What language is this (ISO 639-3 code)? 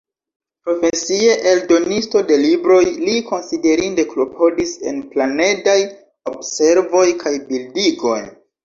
epo